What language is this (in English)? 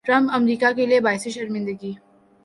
Urdu